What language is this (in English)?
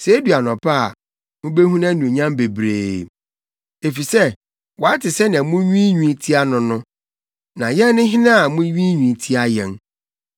Akan